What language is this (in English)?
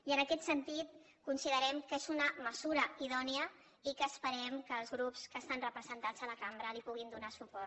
Catalan